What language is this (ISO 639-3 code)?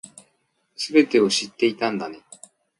jpn